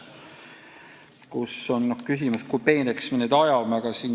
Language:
Estonian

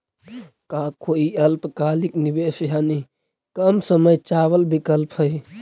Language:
Magahi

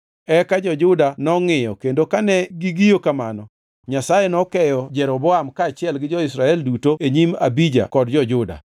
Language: Luo (Kenya and Tanzania)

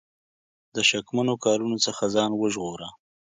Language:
Pashto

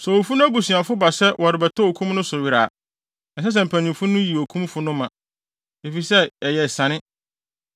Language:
Akan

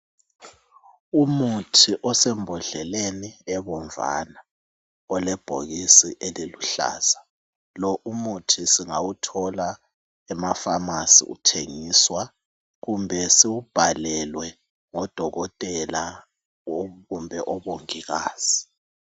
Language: North Ndebele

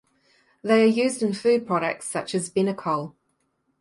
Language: English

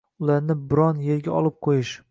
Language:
Uzbek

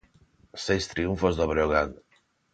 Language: Galician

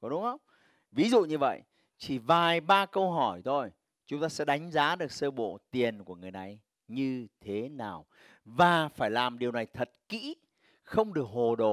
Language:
Vietnamese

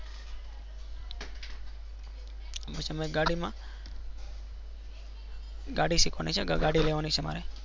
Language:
Gujarati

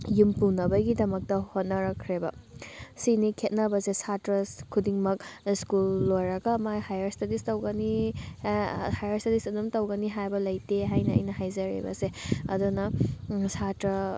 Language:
Manipuri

